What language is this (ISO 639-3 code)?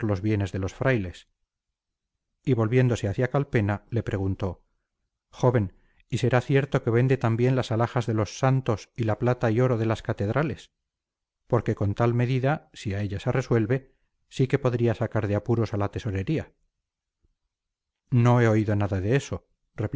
spa